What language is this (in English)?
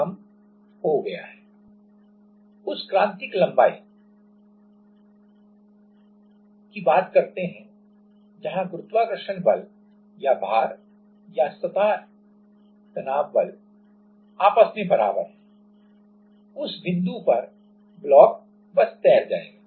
Hindi